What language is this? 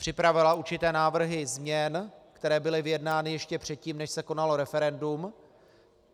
Czech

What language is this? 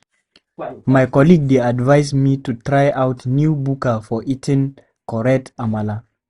Nigerian Pidgin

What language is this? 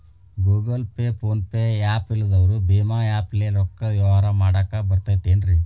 Kannada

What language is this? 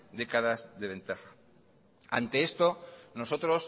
Spanish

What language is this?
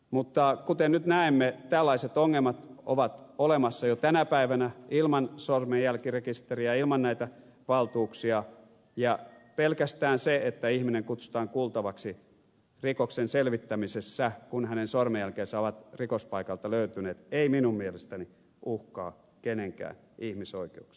Finnish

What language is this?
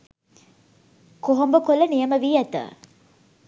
Sinhala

